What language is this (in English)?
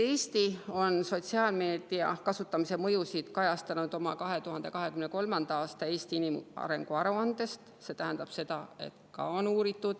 Estonian